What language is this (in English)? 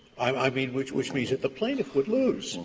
English